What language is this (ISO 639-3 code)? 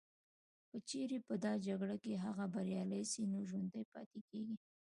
pus